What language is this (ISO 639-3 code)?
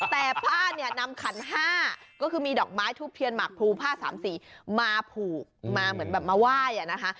tha